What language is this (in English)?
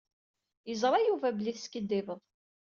Kabyle